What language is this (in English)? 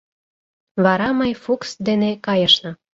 Mari